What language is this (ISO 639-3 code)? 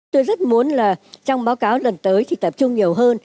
vie